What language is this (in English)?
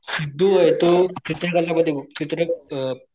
Marathi